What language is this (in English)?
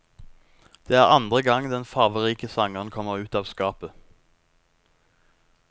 Norwegian